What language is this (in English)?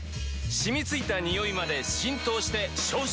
Japanese